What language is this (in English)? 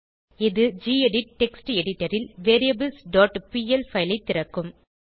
Tamil